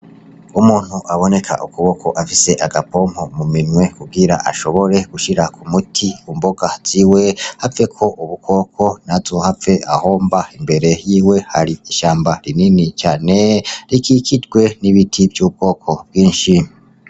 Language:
Rundi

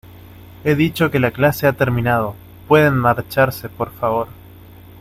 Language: Spanish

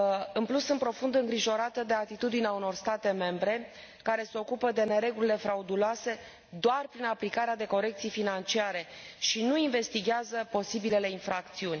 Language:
Romanian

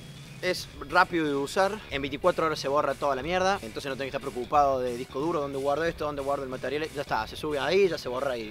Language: Spanish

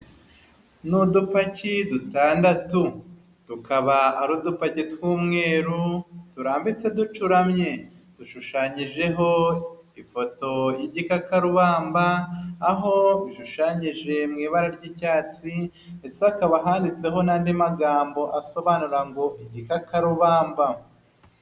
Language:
Kinyarwanda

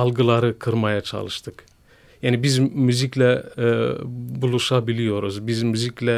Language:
Turkish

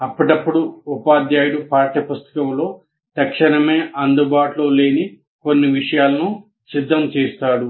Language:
Telugu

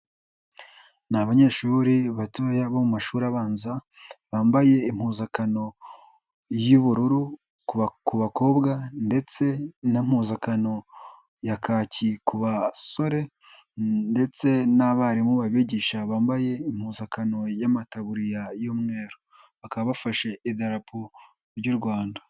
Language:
Kinyarwanda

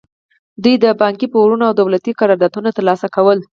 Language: Pashto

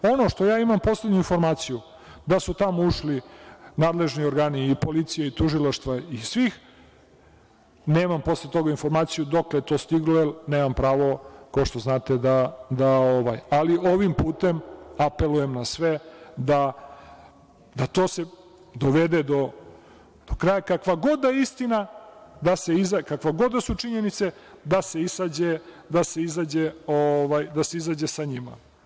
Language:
Serbian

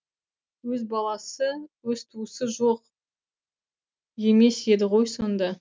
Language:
Kazakh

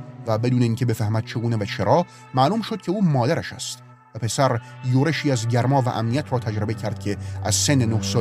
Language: Persian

